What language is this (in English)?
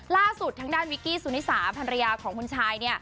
Thai